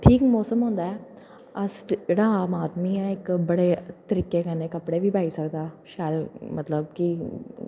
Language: Dogri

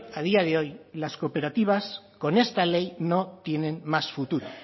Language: Spanish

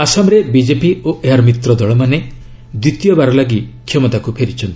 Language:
Odia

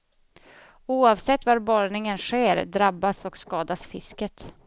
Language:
Swedish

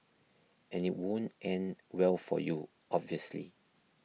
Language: English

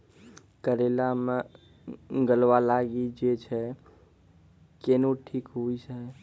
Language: Maithili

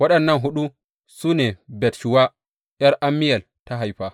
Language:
Hausa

